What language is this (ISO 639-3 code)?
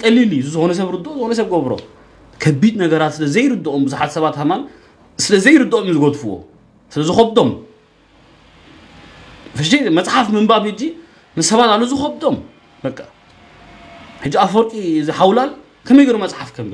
ara